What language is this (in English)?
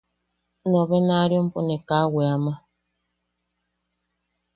Yaqui